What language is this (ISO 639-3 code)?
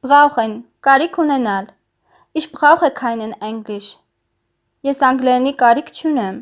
deu